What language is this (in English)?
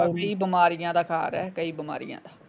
Punjabi